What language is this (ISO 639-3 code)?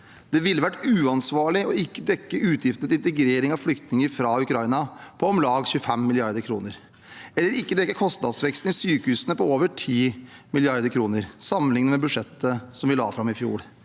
nor